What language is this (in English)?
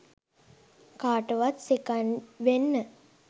Sinhala